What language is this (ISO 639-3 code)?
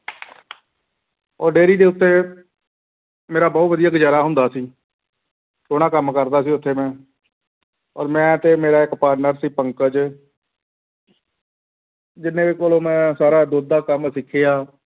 pan